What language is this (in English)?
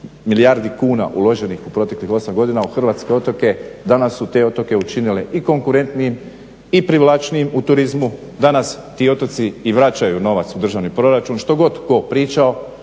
Croatian